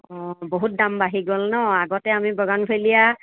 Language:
Assamese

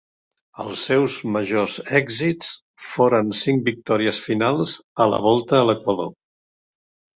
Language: Catalan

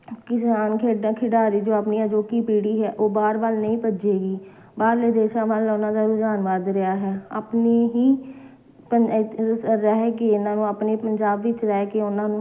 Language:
Punjabi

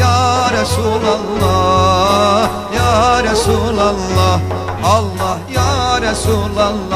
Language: Turkish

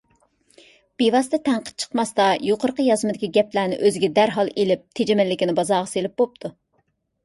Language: Uyghur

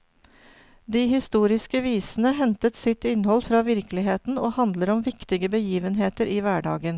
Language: Norwegian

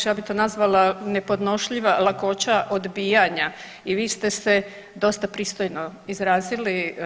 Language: Croatian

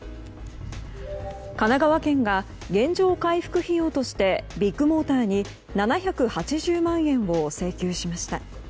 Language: Japanese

